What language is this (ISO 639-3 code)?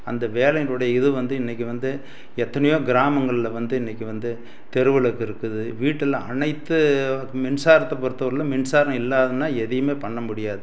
tam